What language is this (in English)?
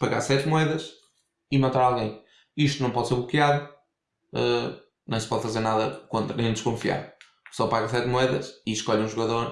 Portuguese